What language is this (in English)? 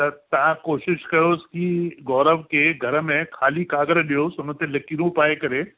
Sindhi